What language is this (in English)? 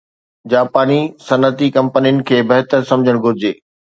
Sindhi